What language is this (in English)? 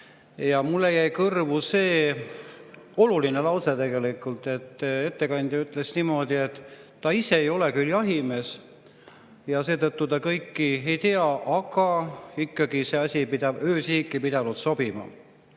Estonian